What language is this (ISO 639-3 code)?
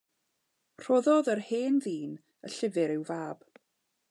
cym